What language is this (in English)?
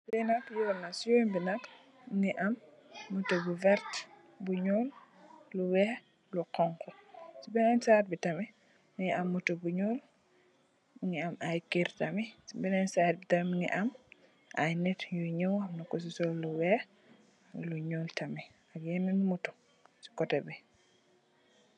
Wolof